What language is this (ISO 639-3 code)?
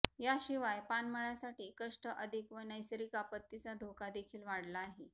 mar